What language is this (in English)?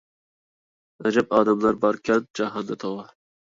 Uyghur